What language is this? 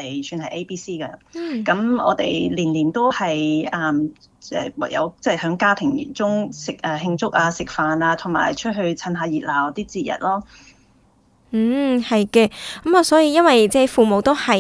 Chinese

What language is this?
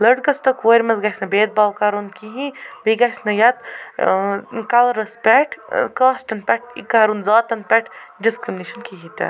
Kashmiri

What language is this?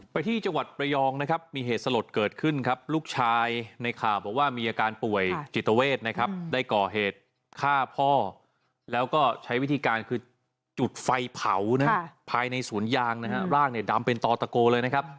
Thai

